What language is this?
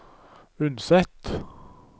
Norwegian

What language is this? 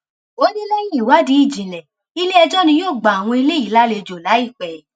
Yoruba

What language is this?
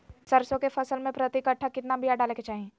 Magahi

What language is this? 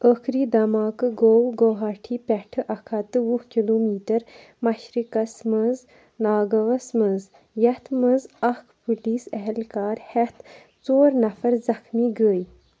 Kashmiri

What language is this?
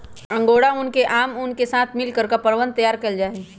Magahi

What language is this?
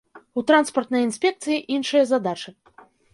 Belarusian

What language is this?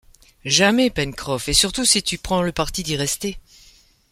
French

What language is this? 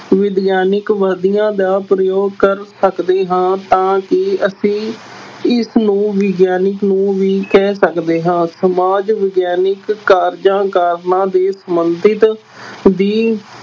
Punjabi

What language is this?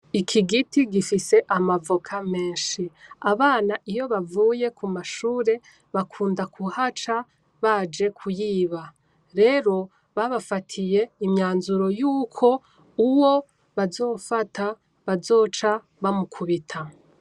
Rundi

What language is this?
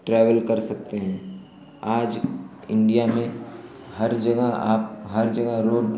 Hindi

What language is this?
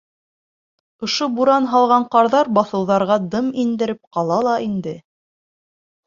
Bashkir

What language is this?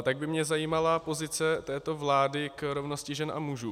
Czech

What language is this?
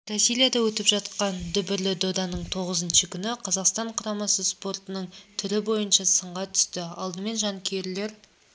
Kazakh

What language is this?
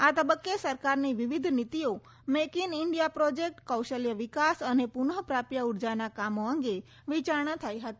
Gujarati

